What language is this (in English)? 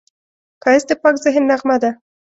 Pashto